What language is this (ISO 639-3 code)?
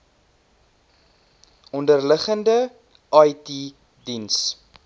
afr